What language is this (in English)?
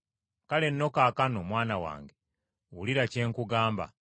Ganda